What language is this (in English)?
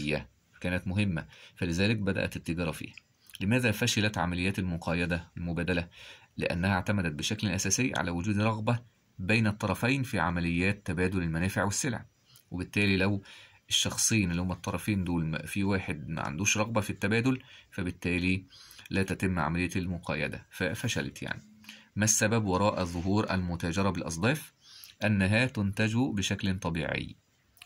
Arabic